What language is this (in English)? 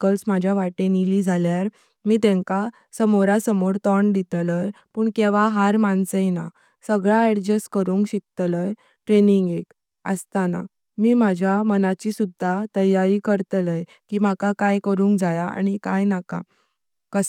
Konkani